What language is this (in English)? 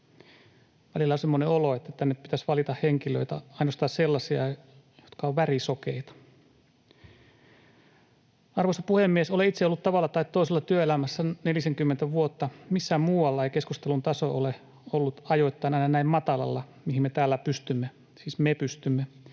Finnish